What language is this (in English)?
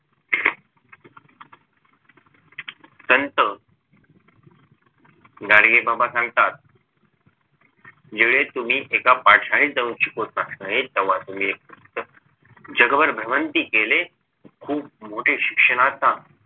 Marathi